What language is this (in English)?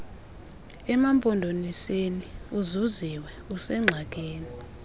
Xhosa